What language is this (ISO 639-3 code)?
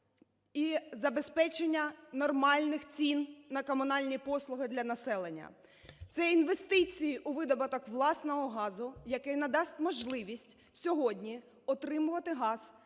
ukr